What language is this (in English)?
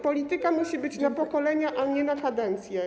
Polish